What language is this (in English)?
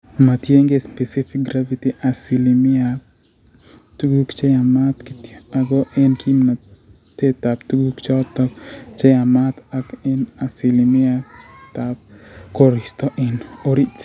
Kalenjin